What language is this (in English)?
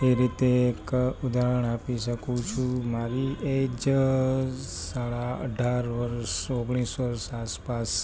Gujarati